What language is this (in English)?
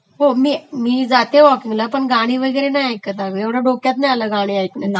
Marathi